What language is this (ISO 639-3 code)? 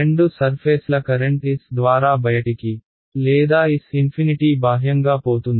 tel